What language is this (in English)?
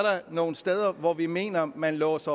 Danish